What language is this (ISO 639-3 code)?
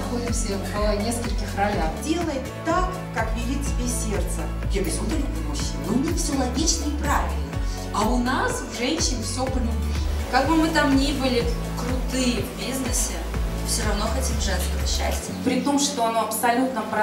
rus